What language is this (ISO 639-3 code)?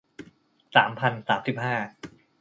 tha